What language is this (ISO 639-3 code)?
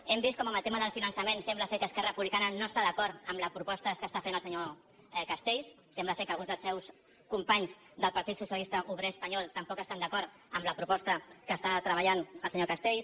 cat